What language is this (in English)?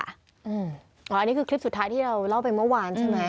Thai